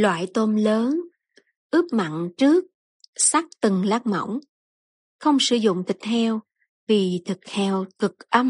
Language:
Vietnamese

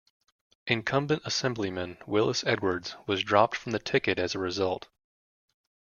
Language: English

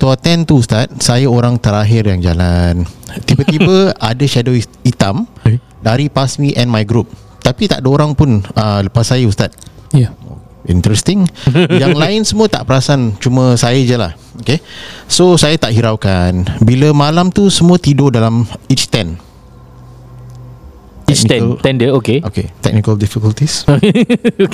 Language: Malay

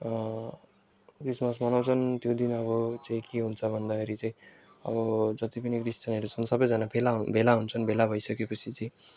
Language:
Nepali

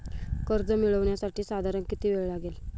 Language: Marathi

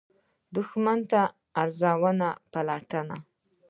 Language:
Pashto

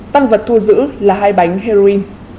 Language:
Vietnamese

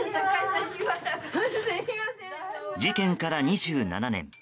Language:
Japanese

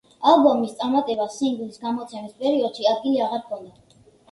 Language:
Georgian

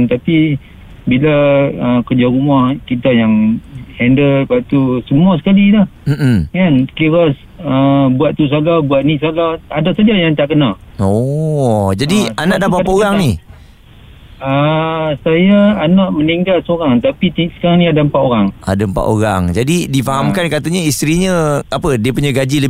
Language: Malay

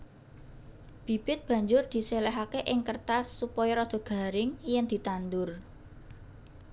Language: Javanese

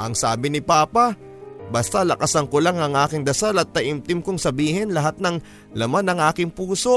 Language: Filipino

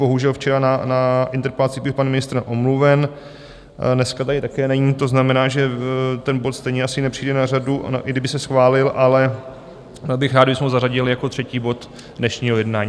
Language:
Czech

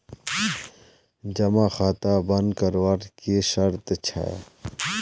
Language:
Magahi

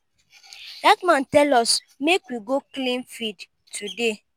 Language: Nigerian Pidgin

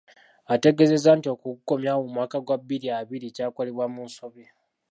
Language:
Ganda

